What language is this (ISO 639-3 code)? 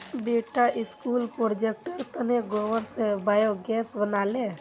mag